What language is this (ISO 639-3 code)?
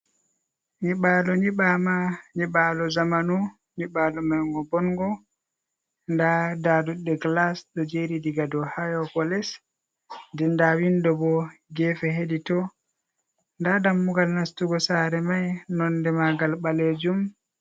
ful